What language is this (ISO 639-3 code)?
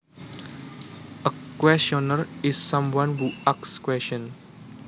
jav